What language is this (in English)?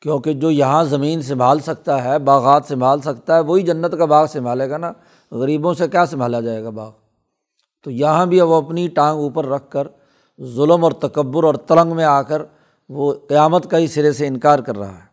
Urdu